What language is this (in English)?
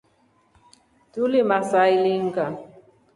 Rombo